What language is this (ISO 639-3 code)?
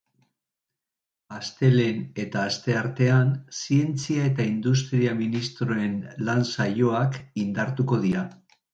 eus